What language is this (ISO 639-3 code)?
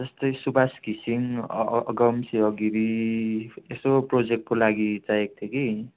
nep